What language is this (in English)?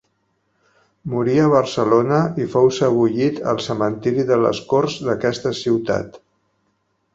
Catalan